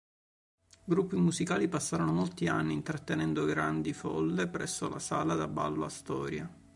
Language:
Italian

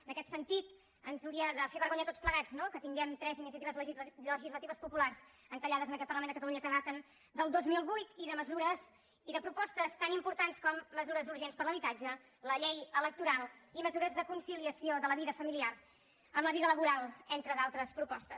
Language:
Catalan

